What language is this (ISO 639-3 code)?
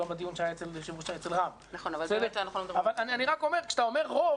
heb